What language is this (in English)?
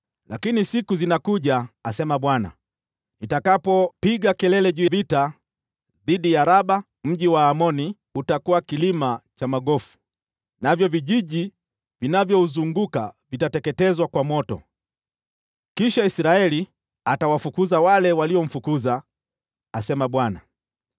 Swahili